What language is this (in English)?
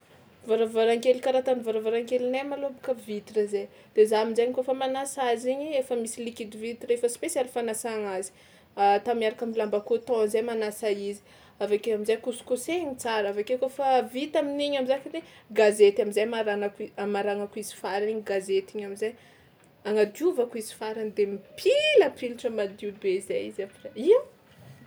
Tsimihety Malagasy